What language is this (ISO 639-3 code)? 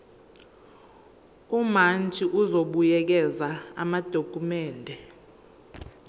zul